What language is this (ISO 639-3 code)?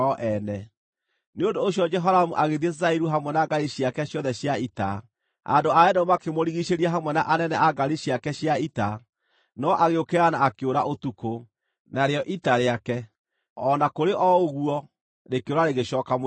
kik